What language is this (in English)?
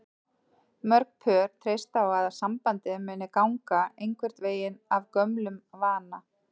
Icelandic